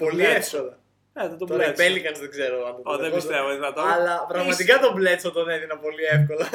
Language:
Greek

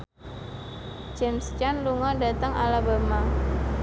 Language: Javanese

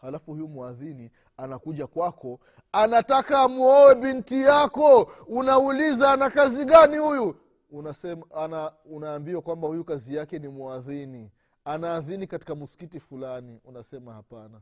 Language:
Swahili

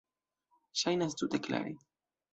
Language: Esperanto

